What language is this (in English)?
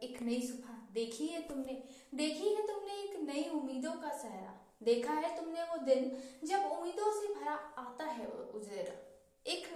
Hindi